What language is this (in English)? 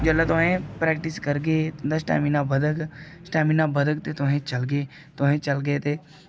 Dogri